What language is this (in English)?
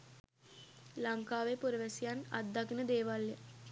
Sinhala